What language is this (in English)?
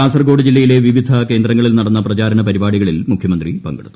Malayalam